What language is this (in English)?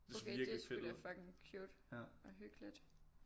Danish